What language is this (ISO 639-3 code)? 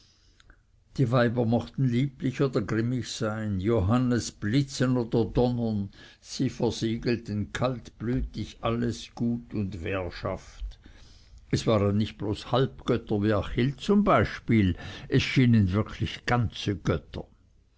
deu